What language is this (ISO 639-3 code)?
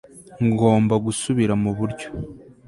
kin